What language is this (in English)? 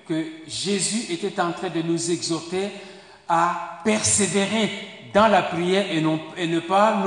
French